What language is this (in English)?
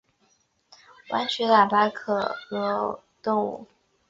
Chinese